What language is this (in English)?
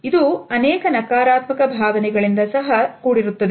Kannada